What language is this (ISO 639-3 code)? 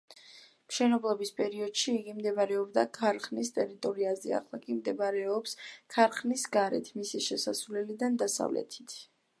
kat